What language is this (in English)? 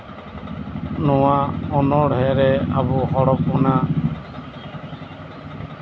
Santali